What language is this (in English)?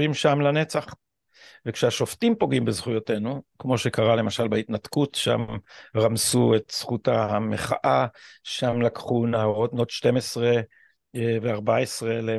Hebrew